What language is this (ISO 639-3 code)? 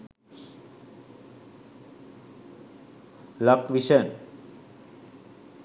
sin